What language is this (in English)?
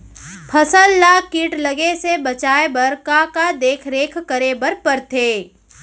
Chhattisgarhi